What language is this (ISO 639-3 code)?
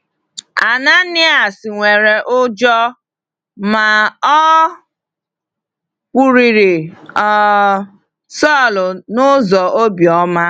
ibo